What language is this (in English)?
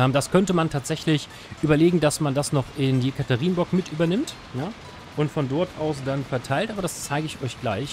German